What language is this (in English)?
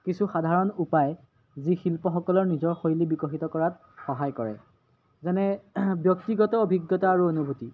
Assamese